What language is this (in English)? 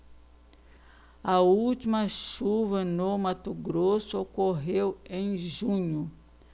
Portuguese